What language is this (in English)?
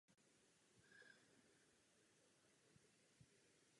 Czech